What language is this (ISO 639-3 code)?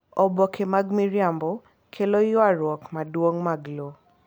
luo